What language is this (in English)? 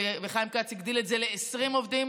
Hebrew